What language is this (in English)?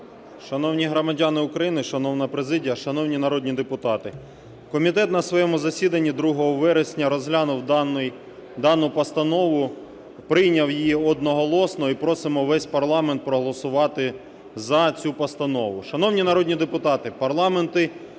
Ukrainian